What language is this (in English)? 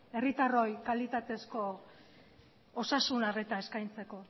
Basque